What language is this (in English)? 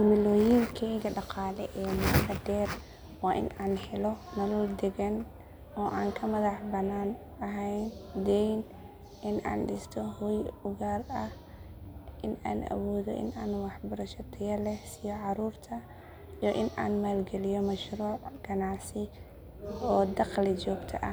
Somali